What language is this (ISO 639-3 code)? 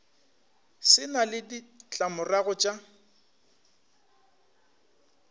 nso